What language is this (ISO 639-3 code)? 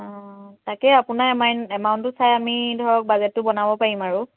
asm